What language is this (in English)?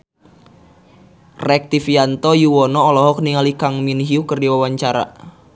Sundanese